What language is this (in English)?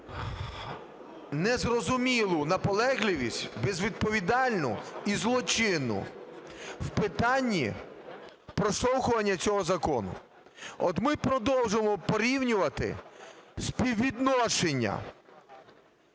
Ukrainian